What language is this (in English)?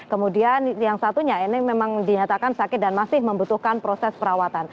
Indonesian